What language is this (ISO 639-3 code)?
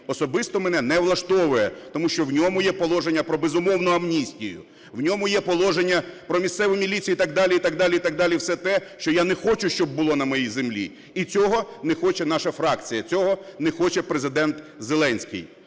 ukr